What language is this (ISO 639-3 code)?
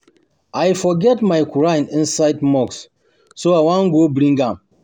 pcm